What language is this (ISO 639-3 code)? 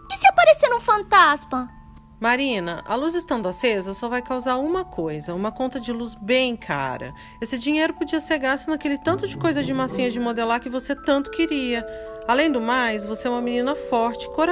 por